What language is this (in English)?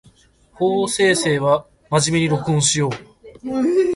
Japanese